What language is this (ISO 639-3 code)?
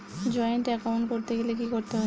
ben